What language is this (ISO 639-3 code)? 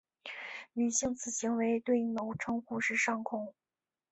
zho